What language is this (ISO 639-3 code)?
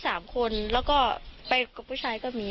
tha